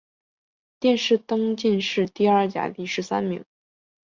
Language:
Chinese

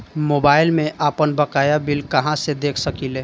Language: Bhojpuri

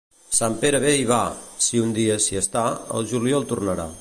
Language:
Catalan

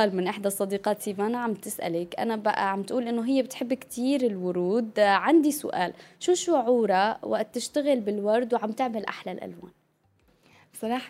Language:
Arabic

